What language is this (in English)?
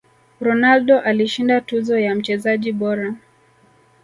Swahili